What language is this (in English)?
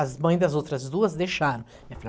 Portuguese